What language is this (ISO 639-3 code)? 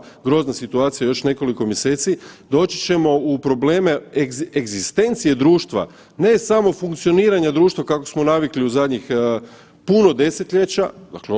hrv